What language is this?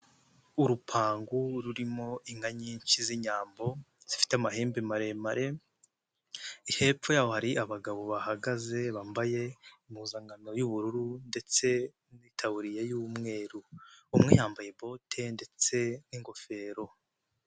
Kinyarwanda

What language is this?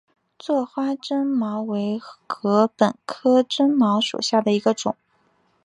Chinese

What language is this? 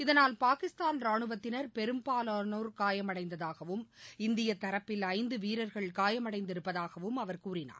Tamil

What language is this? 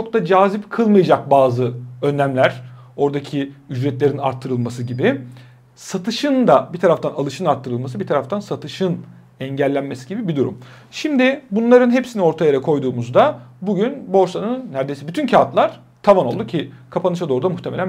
Turkish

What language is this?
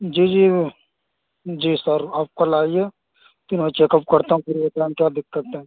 Urdu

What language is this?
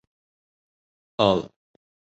Esperanto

